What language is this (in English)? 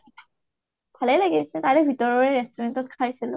Assamese